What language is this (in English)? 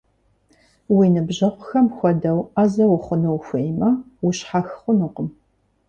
Kabardian